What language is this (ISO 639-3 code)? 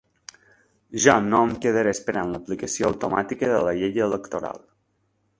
cat